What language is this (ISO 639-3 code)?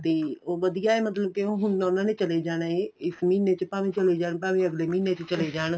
pan